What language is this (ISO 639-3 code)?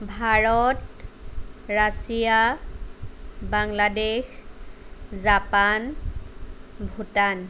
asm